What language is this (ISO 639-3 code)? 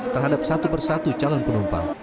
ind